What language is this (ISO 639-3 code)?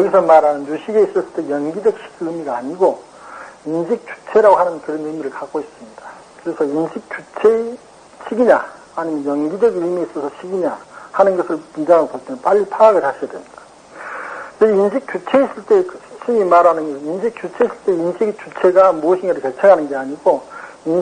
kor